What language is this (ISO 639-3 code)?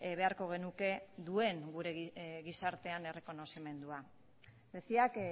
eus